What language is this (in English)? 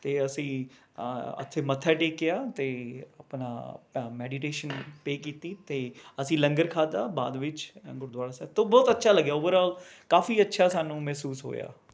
Punjabi